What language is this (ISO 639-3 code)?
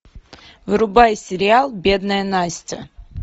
rus